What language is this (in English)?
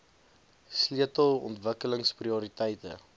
Afrikaans